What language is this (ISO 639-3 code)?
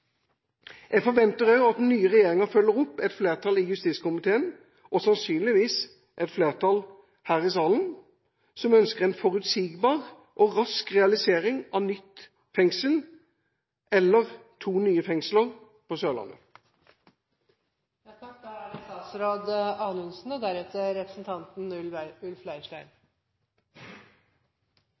nob